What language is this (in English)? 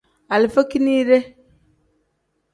Tem